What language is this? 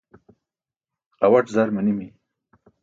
Burushaski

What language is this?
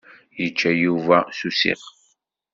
Kabyle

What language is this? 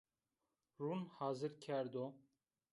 Zaza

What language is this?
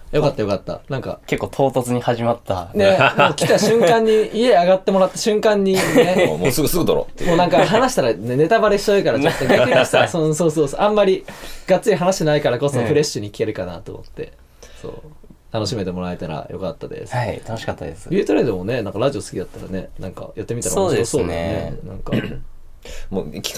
Japanese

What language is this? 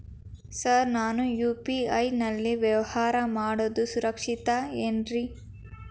Kannada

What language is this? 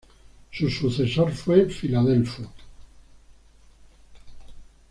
Spanish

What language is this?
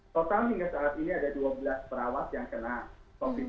Indonesian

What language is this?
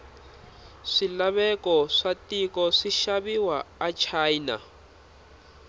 Tsonga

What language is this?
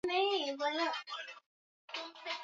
Swahili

